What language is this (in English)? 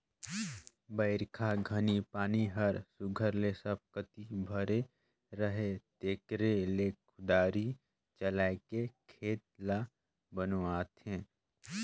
Chhattisgarhi